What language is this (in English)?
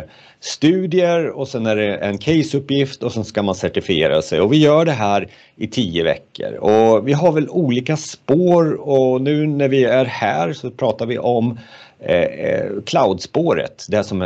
Swedish